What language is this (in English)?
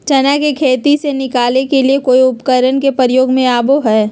Magahi